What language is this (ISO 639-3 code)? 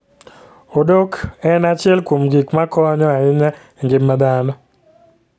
luo